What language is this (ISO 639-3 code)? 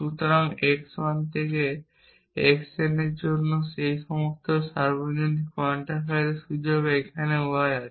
ben